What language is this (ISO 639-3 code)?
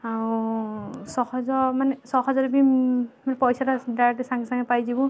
ori